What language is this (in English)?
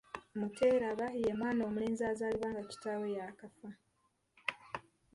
Ganda